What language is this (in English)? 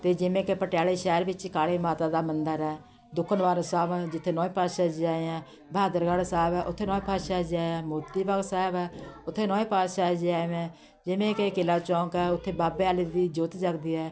Punjabi